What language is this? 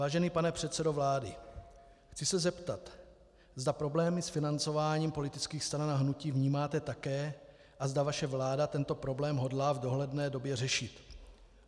Czech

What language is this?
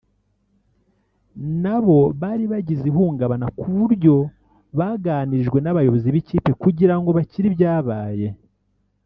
Kinyarwanda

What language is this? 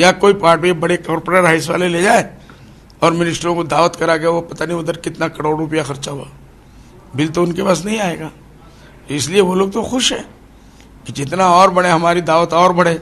Hindi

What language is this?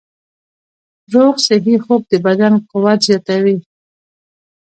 Pashto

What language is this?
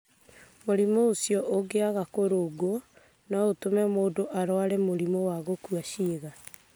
Kikuyu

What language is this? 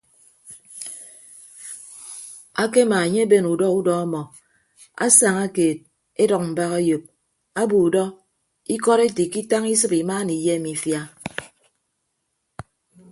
Ibibio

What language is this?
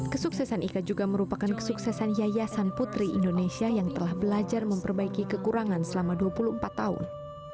Indonesian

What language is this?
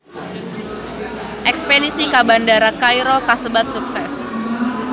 Sundanese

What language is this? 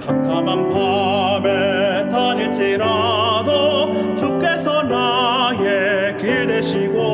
Korean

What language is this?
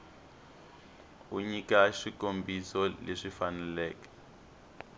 Tsonga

